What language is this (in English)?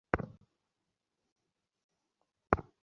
Bangla